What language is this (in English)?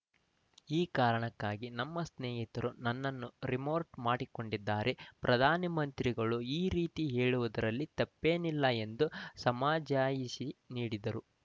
Kannada